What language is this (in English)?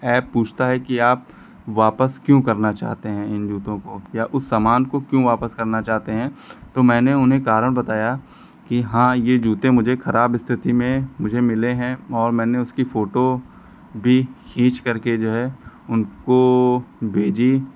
Hindi